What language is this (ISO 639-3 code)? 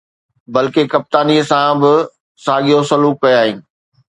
snd